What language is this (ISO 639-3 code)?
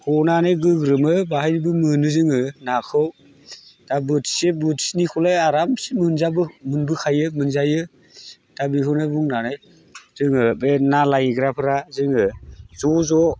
brx